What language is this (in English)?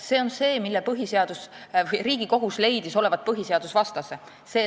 Estonian